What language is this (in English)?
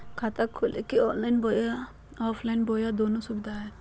Magahi